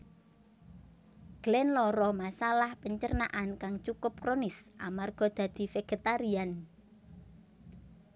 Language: Javanese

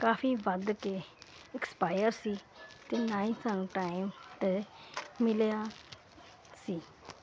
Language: Punjabi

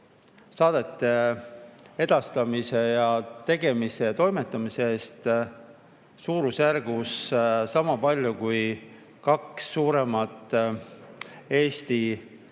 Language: Estonian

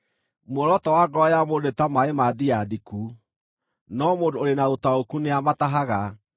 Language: Kikuyu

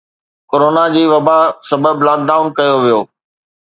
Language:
Sindhi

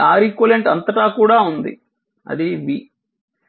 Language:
Telugu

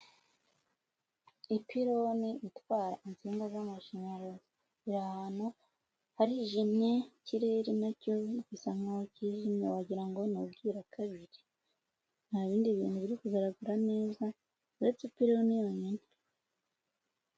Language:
Kinyarwanda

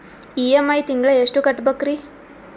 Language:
Kannada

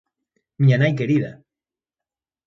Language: Galician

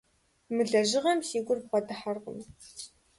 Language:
Kabardian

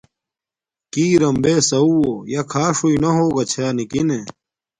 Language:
Domaaki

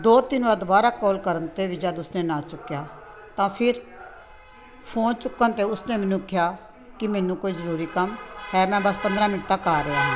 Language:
Punjabi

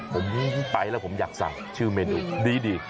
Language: Thai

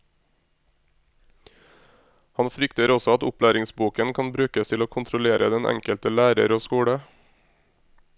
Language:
Norwegian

